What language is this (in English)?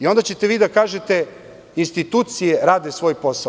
Serbian